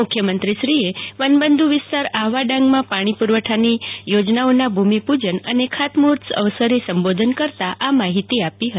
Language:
Gujarati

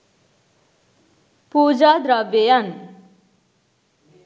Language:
Sinhala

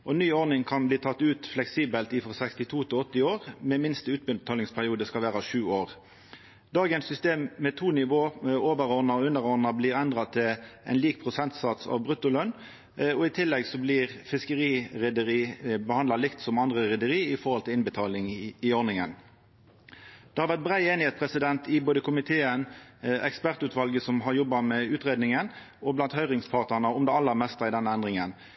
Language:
Norwegian Nynorsk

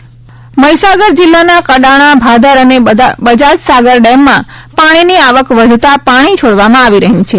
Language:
Gujarati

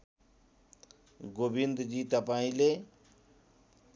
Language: Nepali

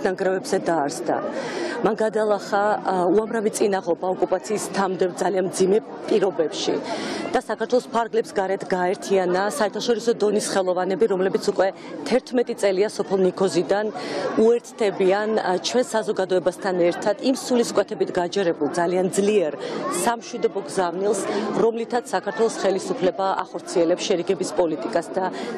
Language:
Romanian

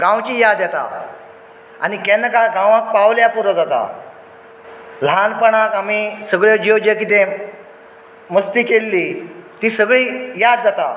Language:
Konkani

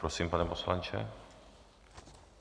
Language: Czech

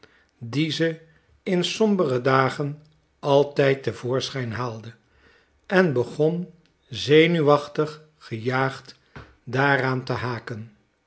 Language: Dutch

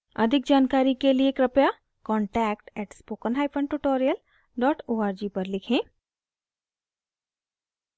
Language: Hindi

